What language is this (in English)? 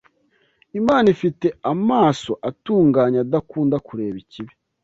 Kinyarwanda